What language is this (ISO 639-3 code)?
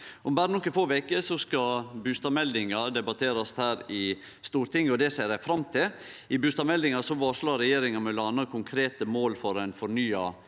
nor